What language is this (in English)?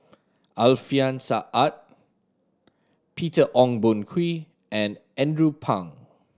English